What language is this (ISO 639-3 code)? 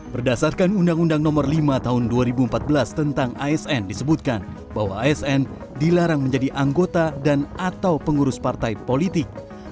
ind